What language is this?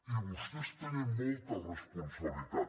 Catalan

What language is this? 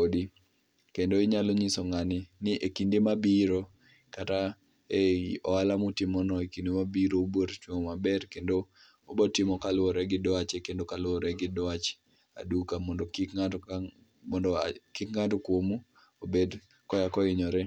Luo (Kenya and Tanzania)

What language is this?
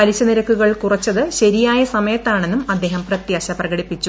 Malayalam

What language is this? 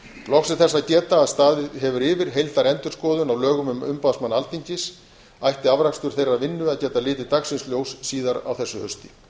Icelandic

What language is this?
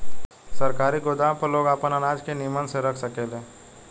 Bhojpuri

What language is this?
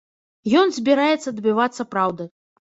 Belarusian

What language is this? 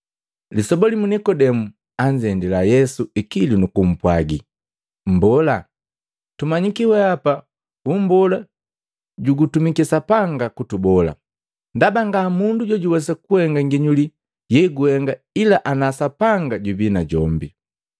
Matengo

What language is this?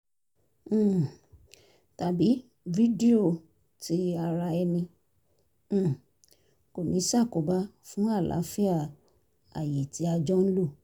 Yoruba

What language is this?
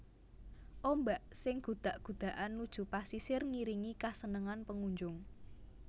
Javanese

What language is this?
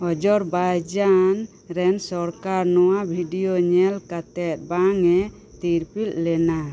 Santali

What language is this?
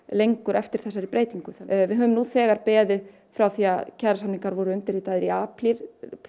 Icelandic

